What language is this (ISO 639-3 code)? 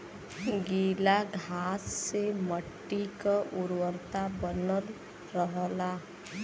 bho